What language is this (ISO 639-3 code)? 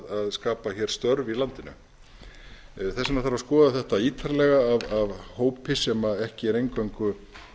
isl